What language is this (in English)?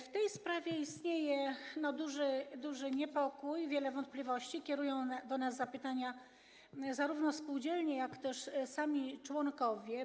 Polish